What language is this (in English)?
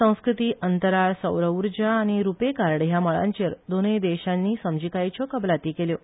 Konkani